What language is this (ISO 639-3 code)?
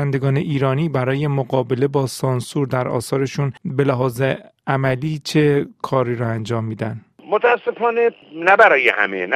fas